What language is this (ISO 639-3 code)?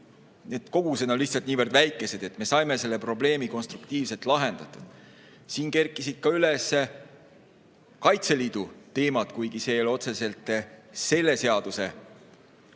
est